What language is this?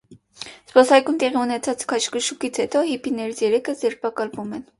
Armenian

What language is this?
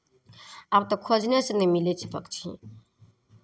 Maithili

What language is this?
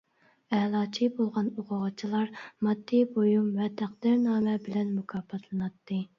Uyghur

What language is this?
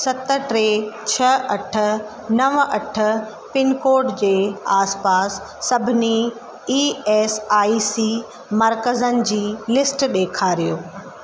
Sindhi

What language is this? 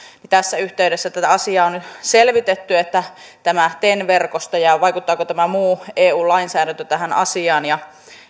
Finnish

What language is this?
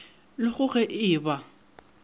Northern Sotho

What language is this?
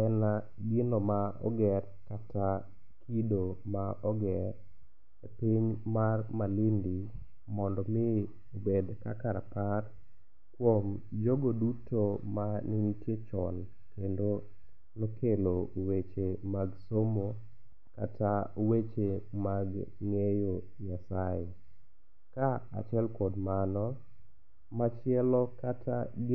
Luo (Kenya and Tanzania)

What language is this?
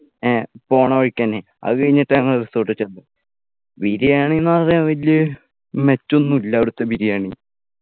Malayalam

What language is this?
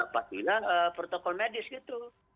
Indonesian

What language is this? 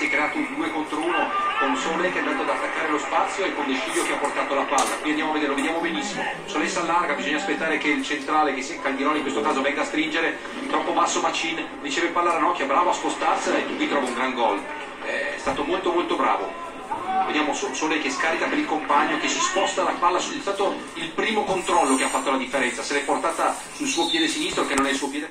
Italian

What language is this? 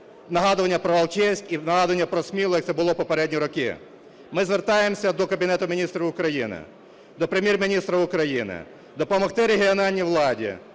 Ukrainian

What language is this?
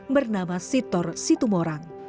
Indonesian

